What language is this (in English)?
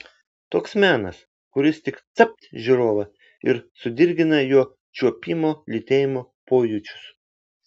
Lithuanian